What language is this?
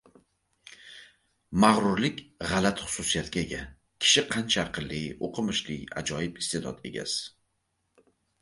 Uzbek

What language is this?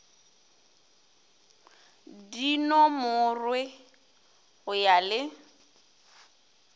Northern Sotho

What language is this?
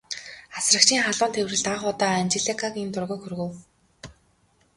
Mongolian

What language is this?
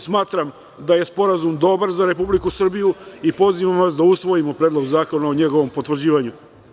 Serbian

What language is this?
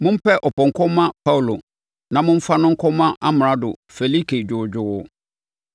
Akan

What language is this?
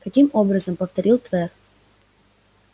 Russian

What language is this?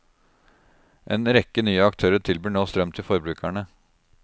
Norwegian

